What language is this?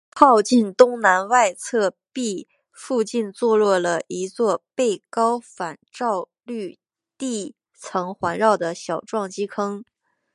Chinese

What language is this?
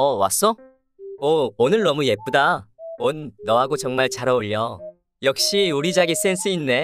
Korean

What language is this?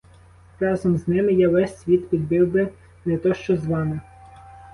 Ukrainian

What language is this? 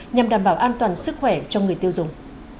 Vietnamese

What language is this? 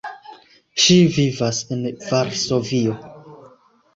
Esperanto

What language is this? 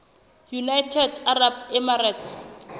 Southern Sotho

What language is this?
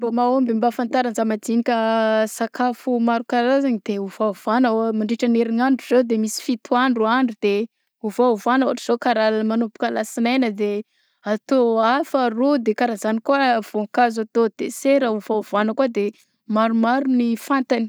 Southern Betsimisaraka Malagasy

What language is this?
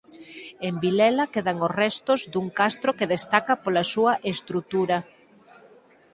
Galician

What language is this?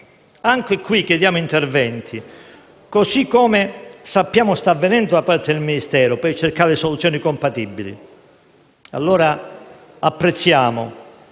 Italian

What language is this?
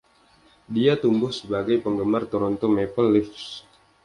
Indonesian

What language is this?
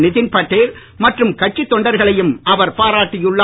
Tamil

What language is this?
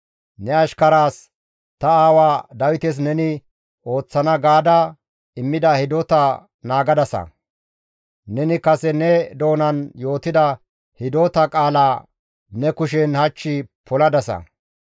Gamo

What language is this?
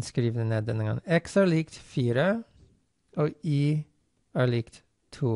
Norwegian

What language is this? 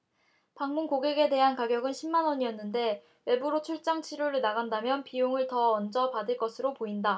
Korean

